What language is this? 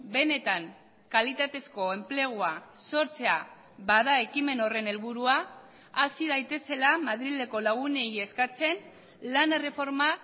Basque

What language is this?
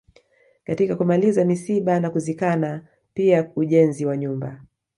Swahili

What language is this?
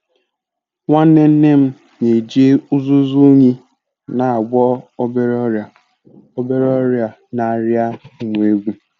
Igbo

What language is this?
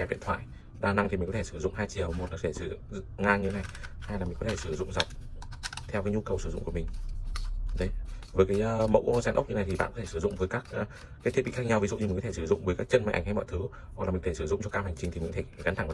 Vietnamese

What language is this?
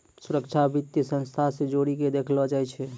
Maithili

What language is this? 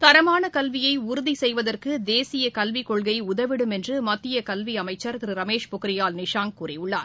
Tamil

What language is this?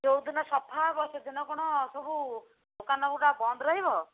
Odia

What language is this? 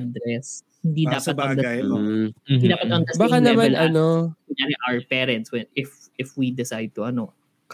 Filipino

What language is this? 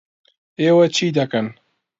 Central Kurdish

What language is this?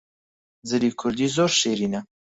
Central Kurdish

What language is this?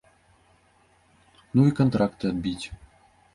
Belarusian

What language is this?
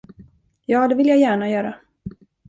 Swedish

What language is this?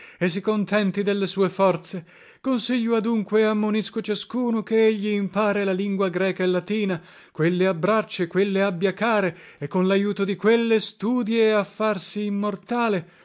Italian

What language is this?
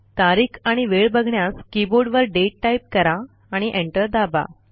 Marathi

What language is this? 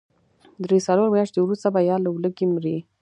Pashto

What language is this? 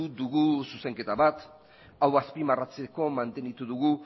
Basque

